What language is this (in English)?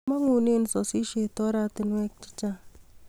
Kalenjin